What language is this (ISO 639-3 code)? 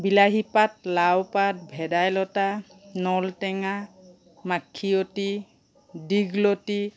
asm